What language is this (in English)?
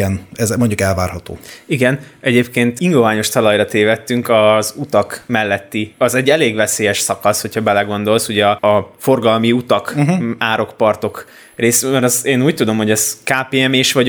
Hungarian